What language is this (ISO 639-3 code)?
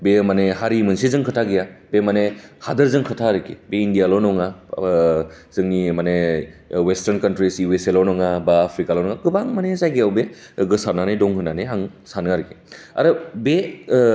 brx